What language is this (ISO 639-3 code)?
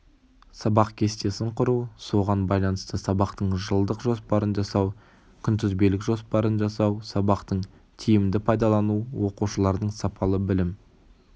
kaz